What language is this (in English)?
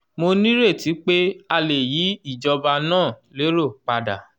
Yoruba